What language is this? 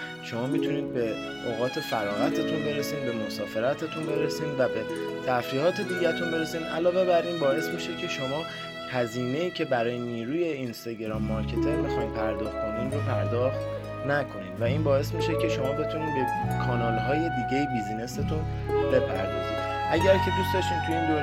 Persian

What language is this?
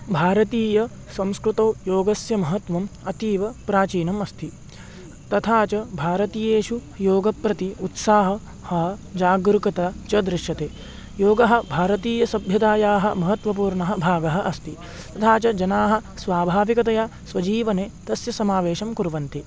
Sanskrit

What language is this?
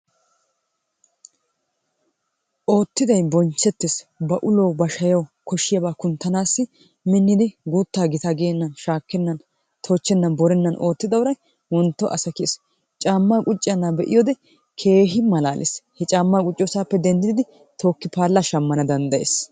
Wolaytta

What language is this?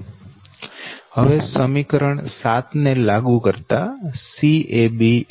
Gujarati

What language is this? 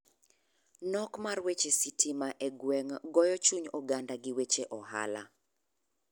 Luo (Kenya and Tanzania)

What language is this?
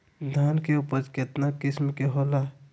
Magahi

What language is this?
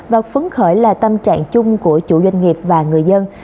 Vietnamese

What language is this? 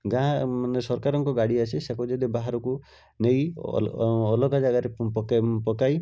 Odia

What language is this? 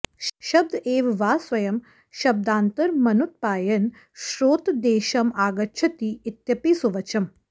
Sanskrit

